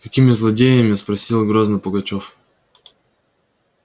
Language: Russian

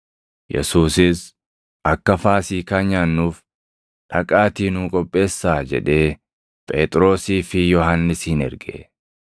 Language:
Oromo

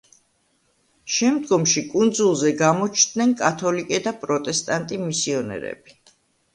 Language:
Georgian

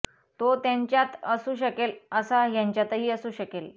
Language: Marathi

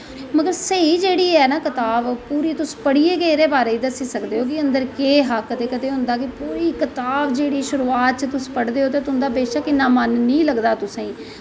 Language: Dogri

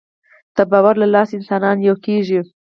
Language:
Pashto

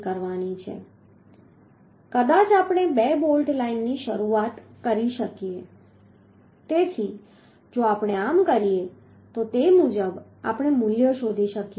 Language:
Gujarati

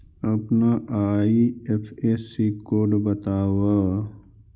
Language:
Magahi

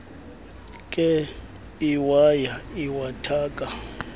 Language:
Xhosa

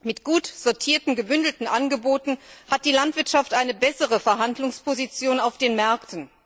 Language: German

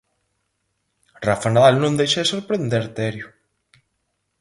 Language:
Galician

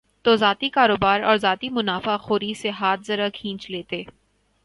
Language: Urdu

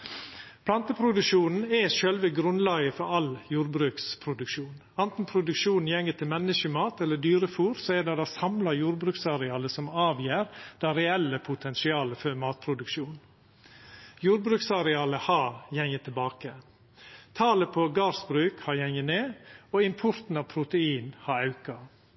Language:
Norwegian Nynorsk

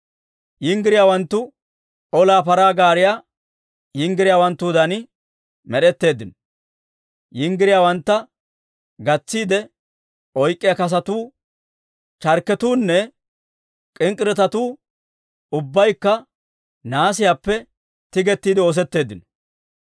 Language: Dawro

